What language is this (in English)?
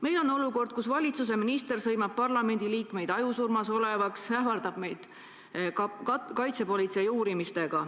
Estonian